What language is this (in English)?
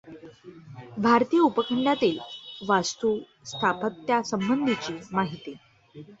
Marathi